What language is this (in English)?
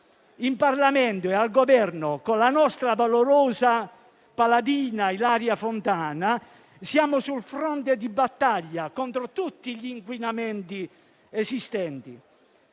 Italian